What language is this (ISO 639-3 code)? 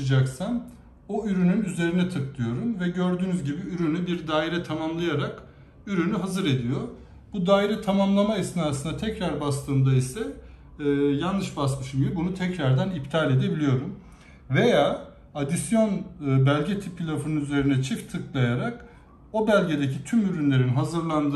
tur